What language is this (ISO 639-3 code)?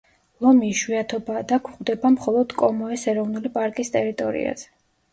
kat